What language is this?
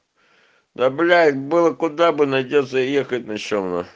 Russian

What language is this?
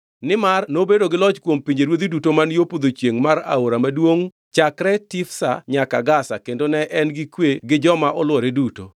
Luo (Kenya and Tanzania)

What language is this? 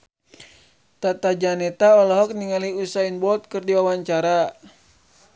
Sundanese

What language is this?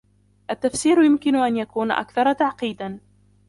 Arabic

